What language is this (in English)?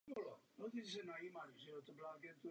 Czech